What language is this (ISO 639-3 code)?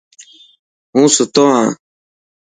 mki